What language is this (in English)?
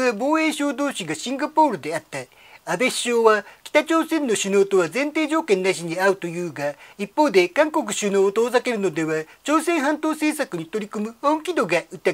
Japanese